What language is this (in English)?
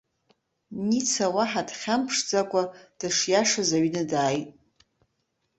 Abkhazian